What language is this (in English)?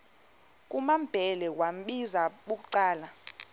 Xhosa